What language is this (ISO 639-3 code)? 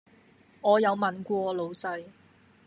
yue